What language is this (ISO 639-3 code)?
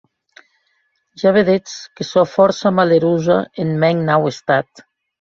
oci